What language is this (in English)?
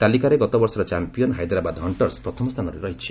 Odia